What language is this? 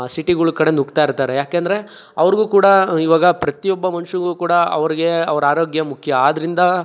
Kannada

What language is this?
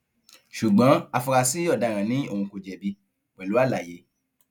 Yoruba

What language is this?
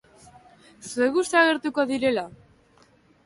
Basque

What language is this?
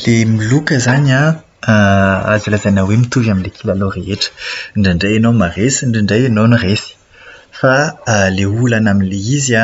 Malagasy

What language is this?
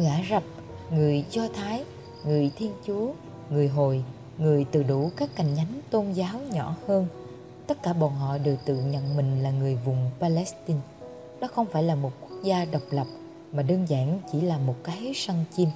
Vietnamese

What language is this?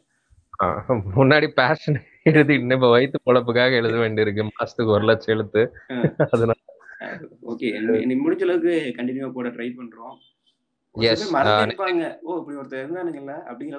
Tamil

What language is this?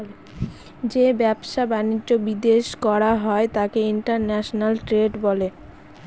Bangla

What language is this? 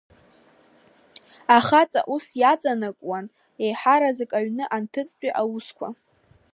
Abkhazian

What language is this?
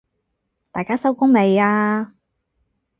Cantonese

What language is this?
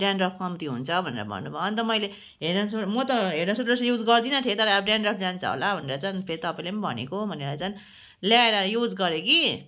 Nepali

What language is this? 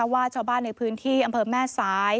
Thai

